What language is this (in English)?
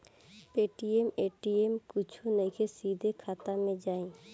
Bhojpuri